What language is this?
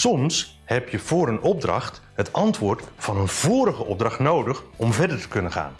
Dutch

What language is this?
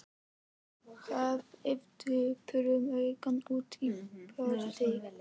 Icelandic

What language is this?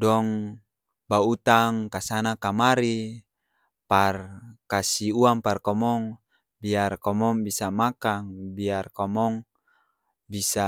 Ambonese Malay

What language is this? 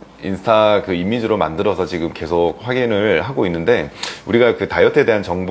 Korean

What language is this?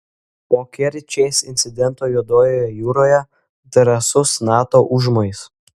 Lithuanian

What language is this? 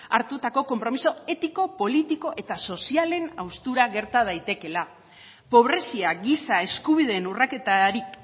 Basque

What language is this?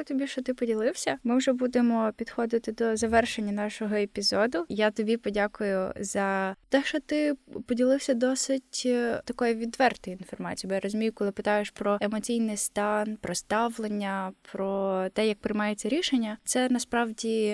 Ukrainian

